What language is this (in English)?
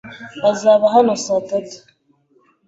Kinyarwanda